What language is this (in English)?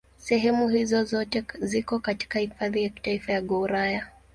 Swahili